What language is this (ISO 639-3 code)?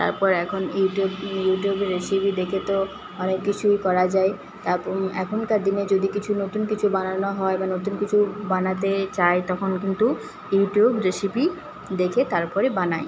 ben